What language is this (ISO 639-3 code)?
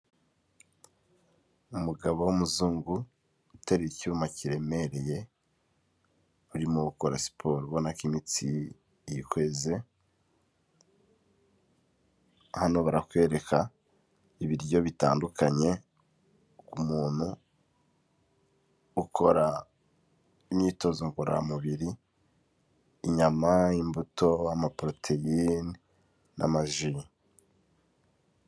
kin